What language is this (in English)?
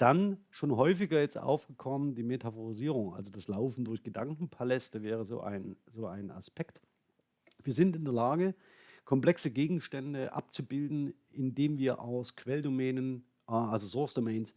German